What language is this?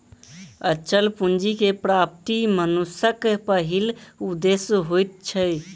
Maithili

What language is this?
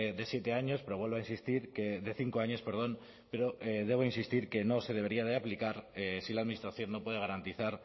Spanish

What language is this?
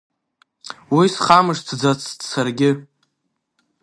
Abkhazian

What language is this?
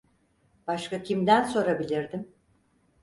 Turkish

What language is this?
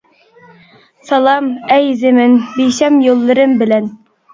Uyghur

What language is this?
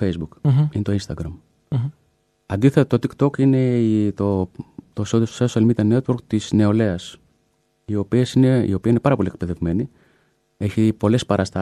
Greek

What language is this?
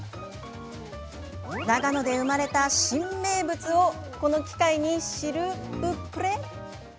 Japanese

